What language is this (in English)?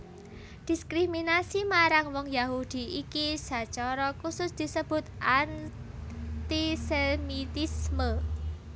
Javanese